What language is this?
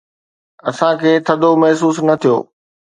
Sindhi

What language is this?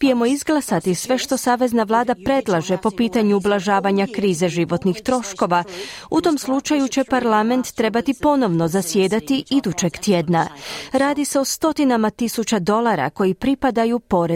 Croatian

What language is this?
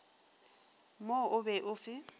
Northern Sotho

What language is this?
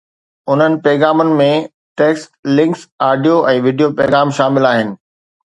Sindhi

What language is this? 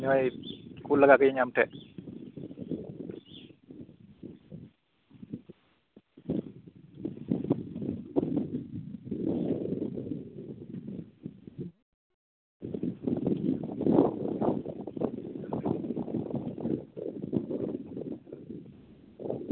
Santali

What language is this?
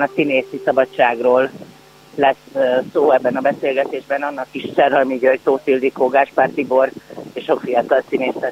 Hungarian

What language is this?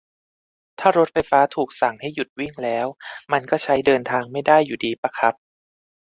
Thai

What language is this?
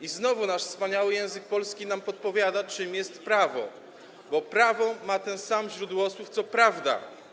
Polish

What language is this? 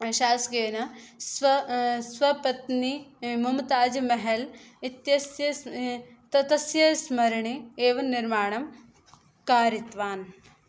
Sanskrit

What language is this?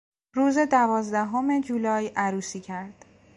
Persian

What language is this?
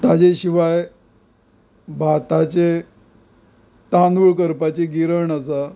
Konkani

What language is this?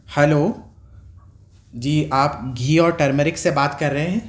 Urdu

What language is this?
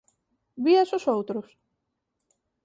Galician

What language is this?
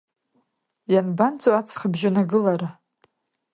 Abkhazian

